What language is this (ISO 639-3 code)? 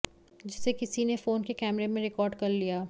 hin